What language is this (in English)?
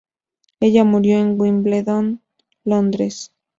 Spanish